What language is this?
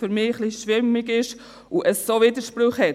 Swiss German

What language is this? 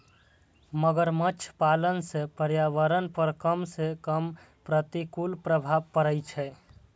Maithili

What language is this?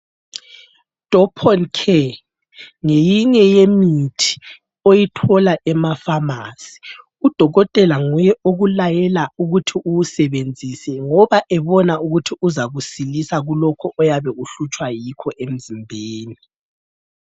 North Ndebele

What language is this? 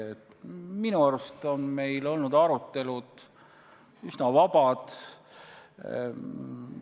Estonian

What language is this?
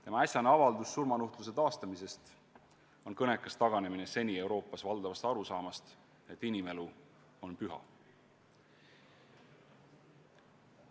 Estonian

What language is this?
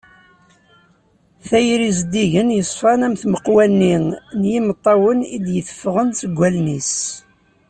Kabyle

